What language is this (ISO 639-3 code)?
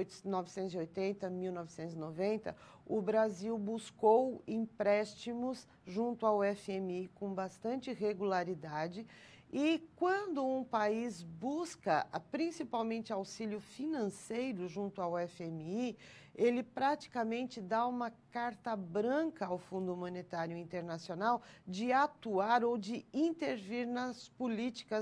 por